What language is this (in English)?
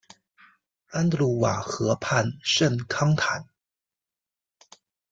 Chinese